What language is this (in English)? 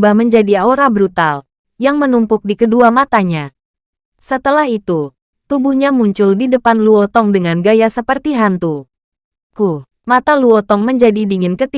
Indonesian